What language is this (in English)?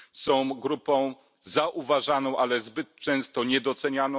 Polish